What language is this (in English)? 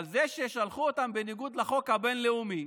Hebrew